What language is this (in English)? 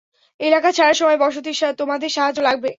Bangla